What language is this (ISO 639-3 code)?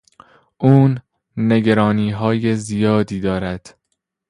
fas